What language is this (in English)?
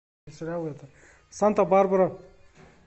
Russian